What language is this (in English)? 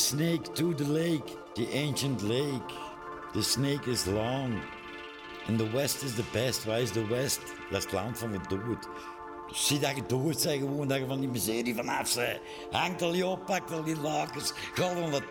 Dutch